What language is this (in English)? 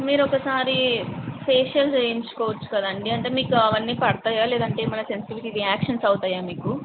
Telugu